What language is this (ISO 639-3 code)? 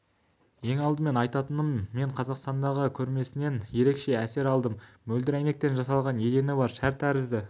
kaz